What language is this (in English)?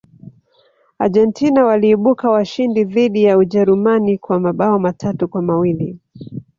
Swahili